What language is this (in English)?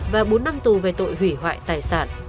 Vietnamese